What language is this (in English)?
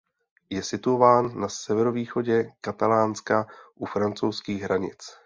Czech